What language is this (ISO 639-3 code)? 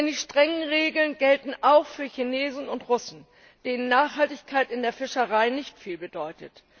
deu